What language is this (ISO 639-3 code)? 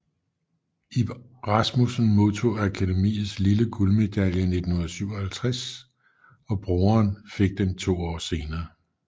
dan